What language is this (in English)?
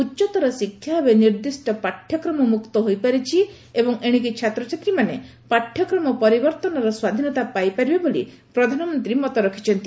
Odia